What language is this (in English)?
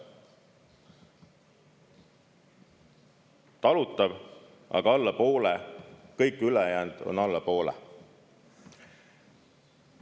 Estonian